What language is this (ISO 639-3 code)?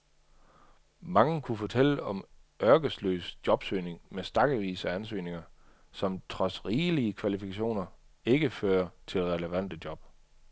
dan